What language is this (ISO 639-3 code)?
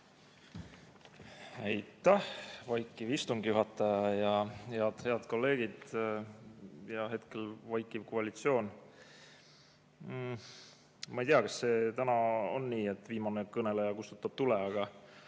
est